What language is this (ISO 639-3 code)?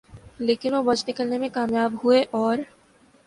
urd